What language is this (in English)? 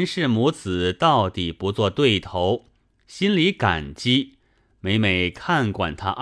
Chinese